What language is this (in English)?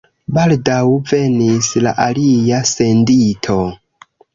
Esperanto